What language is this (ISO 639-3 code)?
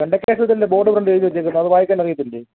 mal